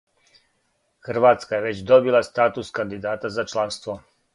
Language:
Serbian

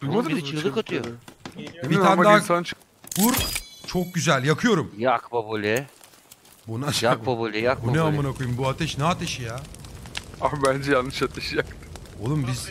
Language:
Turkish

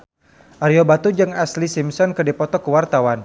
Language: Sundanese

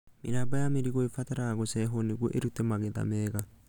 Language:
Kikuyu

